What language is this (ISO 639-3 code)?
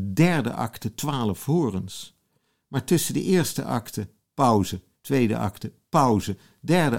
nld